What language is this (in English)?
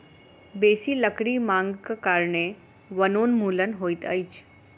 Maithili